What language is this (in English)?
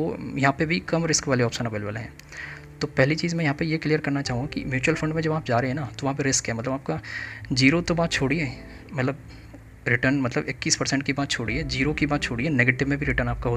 Hindi